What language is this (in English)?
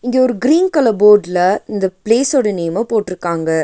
Tamil